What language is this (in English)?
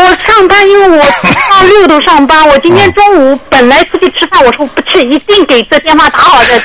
Chinese